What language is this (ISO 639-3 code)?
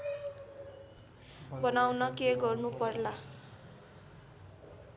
nep